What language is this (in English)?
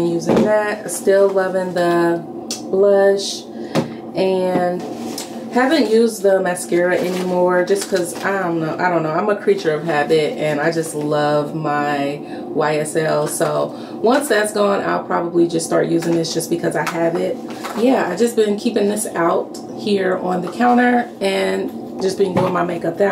English